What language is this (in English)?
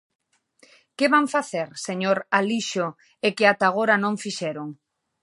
Galician